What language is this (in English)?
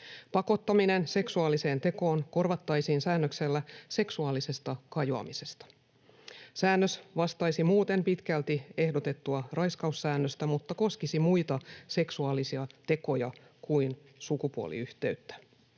Finnish